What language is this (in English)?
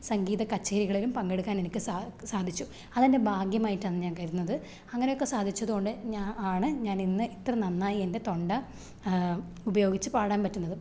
Malayalam